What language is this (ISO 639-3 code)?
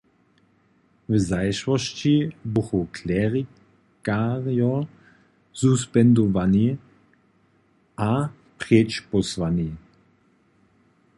hsb